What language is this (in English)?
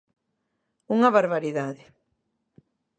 Galician